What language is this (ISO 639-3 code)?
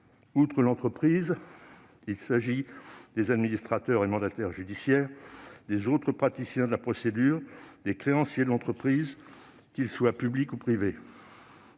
fra